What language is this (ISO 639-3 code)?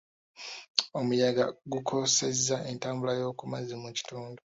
lug